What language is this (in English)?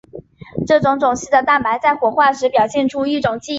Chinese